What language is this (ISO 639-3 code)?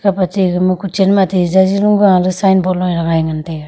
nnp